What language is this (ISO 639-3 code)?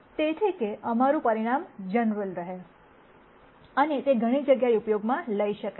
guj